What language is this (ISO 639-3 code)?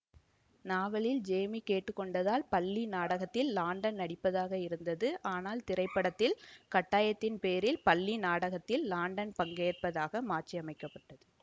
tam